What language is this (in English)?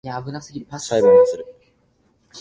Japanese